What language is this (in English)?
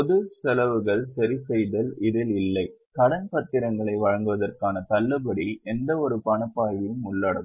Tamil